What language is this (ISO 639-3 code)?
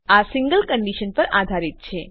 guj